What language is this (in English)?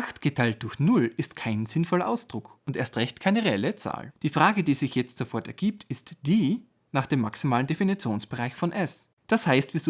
German